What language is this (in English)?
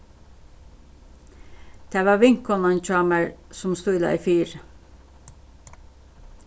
Faroese